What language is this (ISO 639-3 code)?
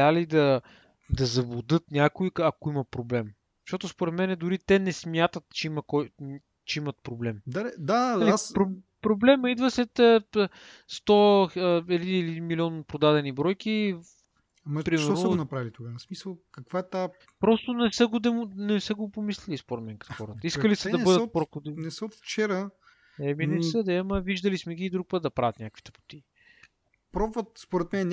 bul